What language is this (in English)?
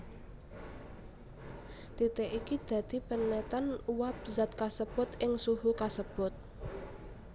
Javanese